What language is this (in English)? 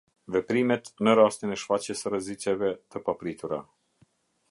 Albanian